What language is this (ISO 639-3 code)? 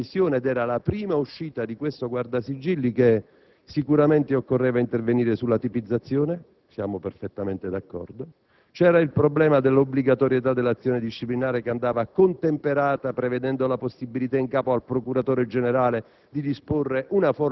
ita